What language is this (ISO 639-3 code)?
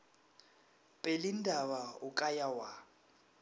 nso